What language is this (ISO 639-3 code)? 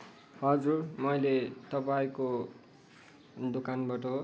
nep